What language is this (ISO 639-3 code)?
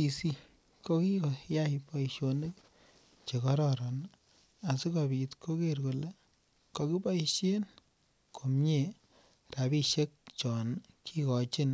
kln